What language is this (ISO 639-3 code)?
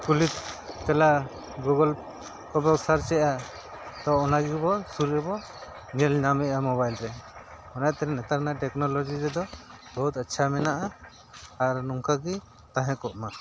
sat